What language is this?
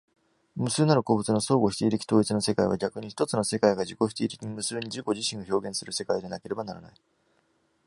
Japanese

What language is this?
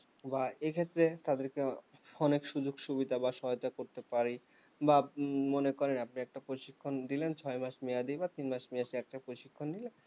Bangla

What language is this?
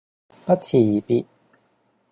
Cantonese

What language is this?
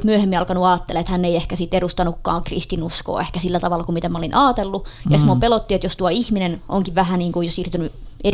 Finnish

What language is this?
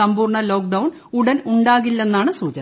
Malayalam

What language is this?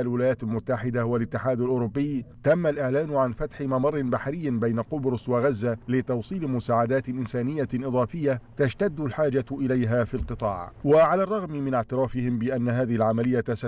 Arabic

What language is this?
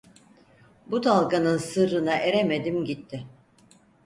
Turkish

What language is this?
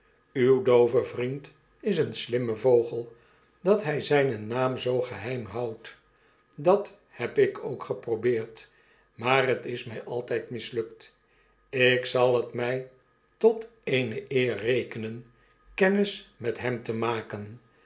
Dutch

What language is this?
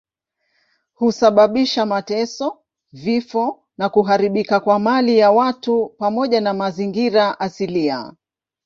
Swahili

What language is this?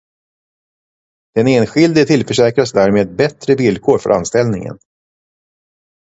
Swedish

